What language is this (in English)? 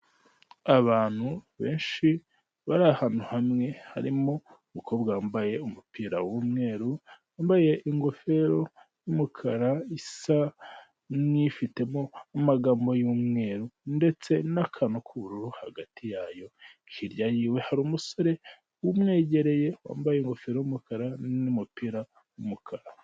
Kinyarwanda